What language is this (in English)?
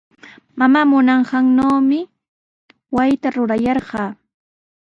Sihuas Ancash Quechua